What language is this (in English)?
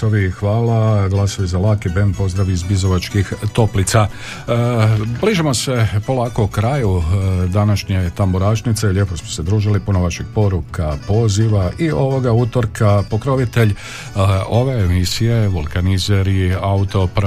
Croatian